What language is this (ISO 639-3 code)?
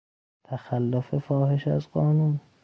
fas